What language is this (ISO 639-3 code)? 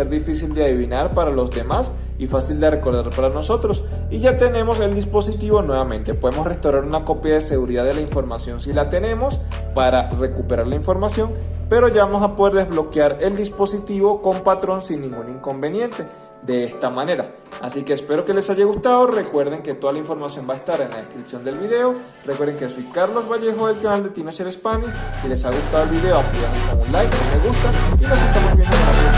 spa